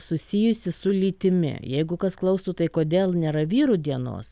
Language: Lithuanian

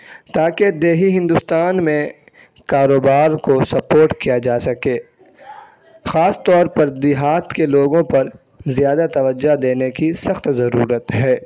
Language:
Urdu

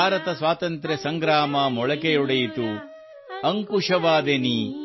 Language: Kannada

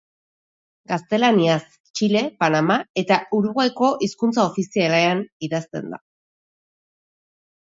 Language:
Basque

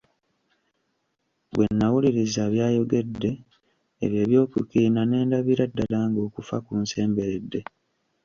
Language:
Ganda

